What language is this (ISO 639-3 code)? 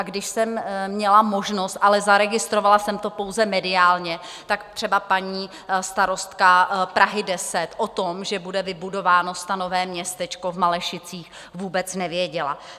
ces